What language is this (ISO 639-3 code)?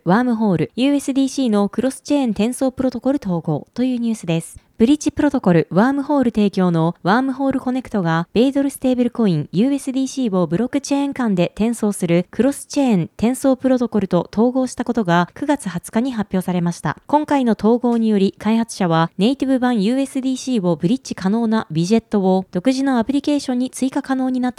jpn